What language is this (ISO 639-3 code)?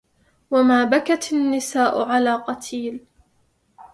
ara